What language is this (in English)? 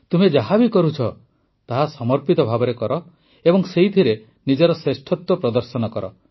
Odia